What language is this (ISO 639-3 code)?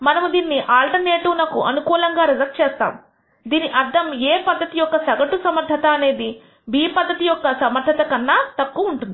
tel